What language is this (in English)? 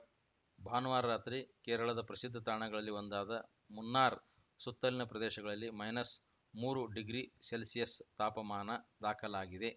Kannada